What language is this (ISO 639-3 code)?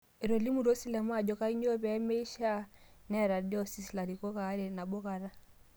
mas